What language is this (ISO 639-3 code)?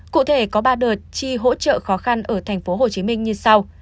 vie